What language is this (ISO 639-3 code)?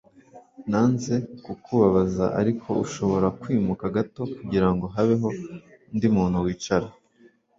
kin